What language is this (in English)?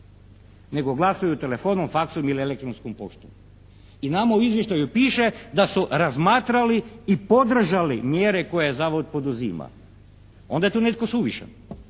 Croatian